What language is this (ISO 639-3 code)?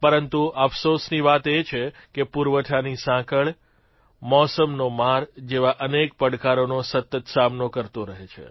guj